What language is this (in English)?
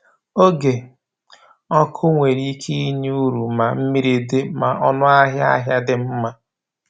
Igbo